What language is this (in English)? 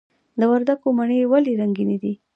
Pashto